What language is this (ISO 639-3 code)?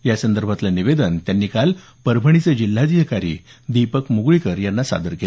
mar